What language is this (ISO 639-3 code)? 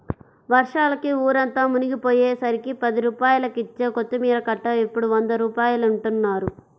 tel